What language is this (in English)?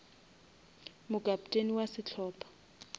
Northern Sotho